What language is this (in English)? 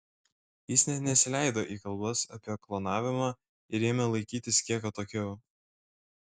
Lithuanian